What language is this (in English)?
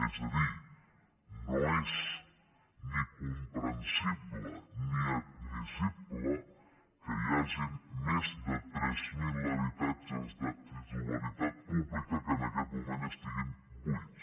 Catalan